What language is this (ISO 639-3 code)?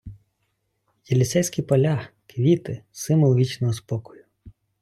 ukr